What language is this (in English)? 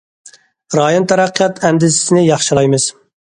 Uyghur